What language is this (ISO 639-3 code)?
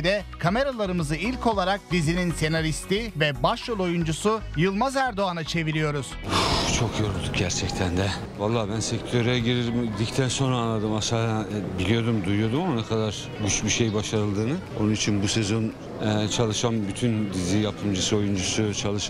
tur